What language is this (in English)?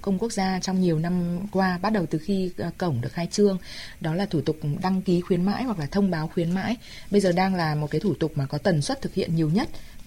Vietnamese